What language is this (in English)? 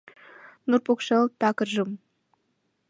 Mari